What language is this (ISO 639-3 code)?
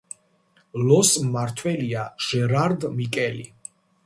kat